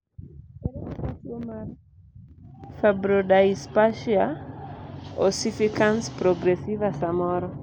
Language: Luo (Kenya and Tanzania)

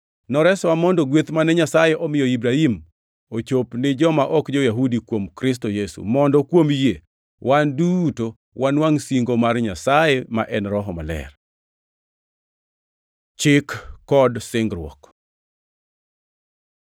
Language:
Luo (Kenya and Tanzania)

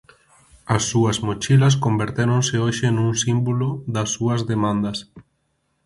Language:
Galician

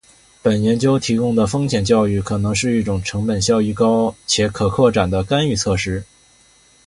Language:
Chinese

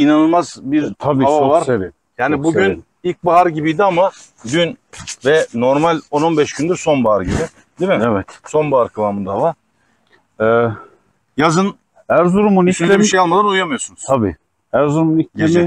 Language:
Turkish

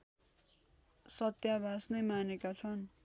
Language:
Nepali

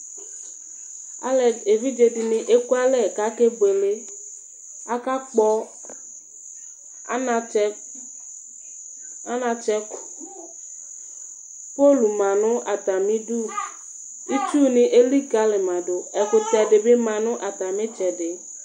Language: Ikposo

